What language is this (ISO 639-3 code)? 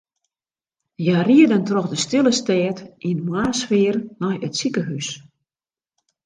fry